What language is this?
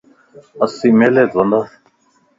Lasi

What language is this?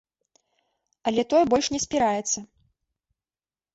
Belarusian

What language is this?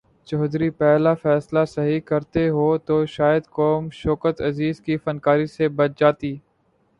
Urdu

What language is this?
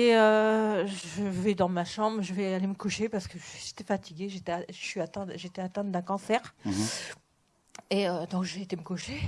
French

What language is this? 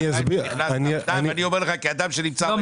Hebrew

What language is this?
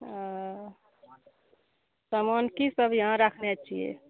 Maithili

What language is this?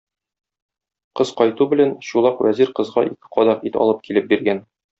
Tatar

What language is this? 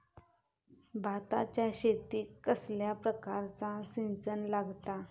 Marathi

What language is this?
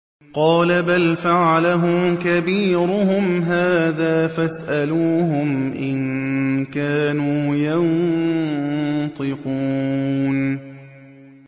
Arabic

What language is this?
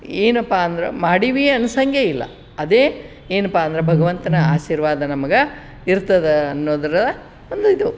Kannada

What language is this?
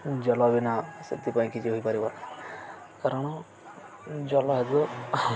Odia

